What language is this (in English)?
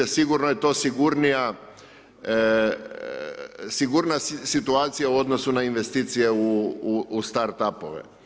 Croatian